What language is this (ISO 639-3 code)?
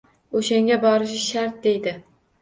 uzb